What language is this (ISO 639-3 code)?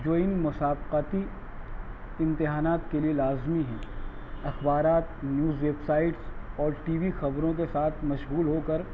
urd